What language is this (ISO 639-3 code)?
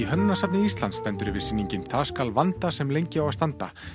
isl